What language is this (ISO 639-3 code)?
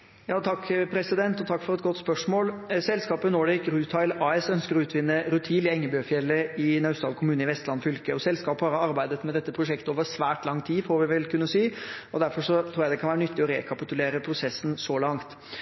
nob